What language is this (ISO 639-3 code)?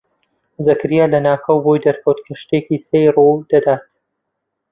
ckb